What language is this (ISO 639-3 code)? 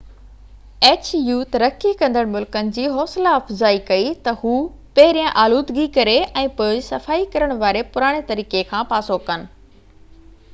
snd